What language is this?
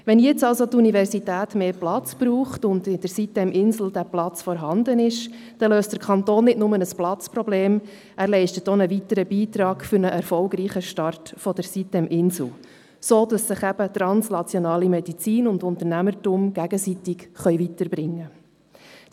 Swiss German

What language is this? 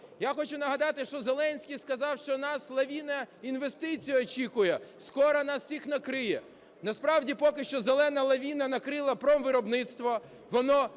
Ukrainian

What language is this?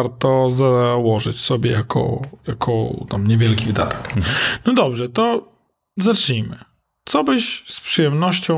Polish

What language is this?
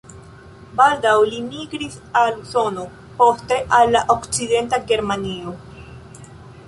Esperanto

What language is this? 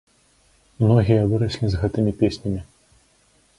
Belarusian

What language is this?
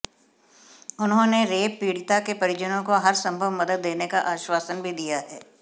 Hindi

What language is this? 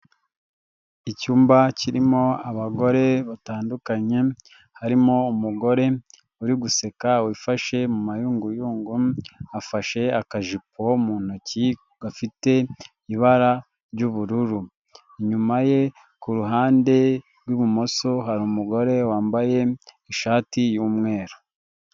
Kinyarwanda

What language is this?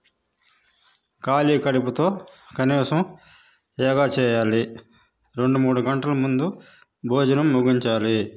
Telugu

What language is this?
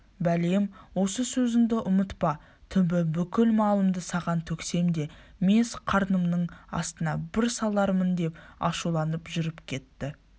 Kazakh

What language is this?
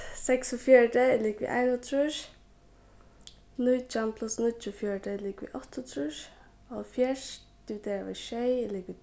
Faroese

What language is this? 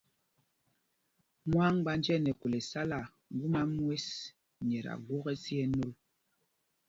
Mpumpong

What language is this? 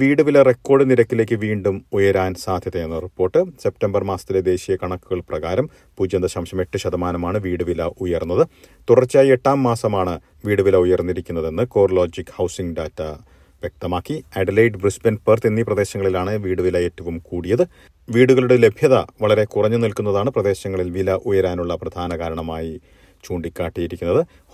Malayalam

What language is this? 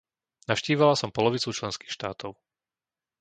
Slovak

